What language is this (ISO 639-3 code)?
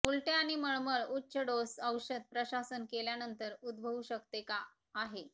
mar